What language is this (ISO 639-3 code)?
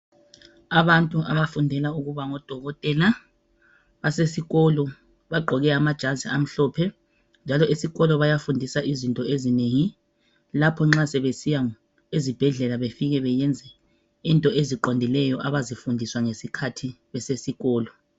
nde